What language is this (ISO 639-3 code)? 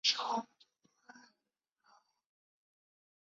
zho